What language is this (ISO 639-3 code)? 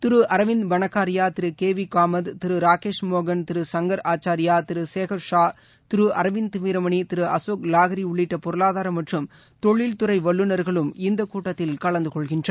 tam